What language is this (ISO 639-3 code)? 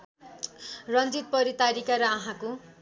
nep